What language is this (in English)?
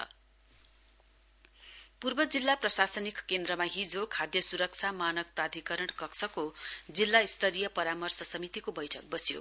Nepali